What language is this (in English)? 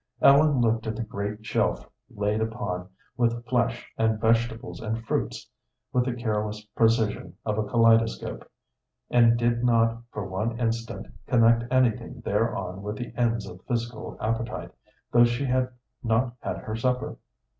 English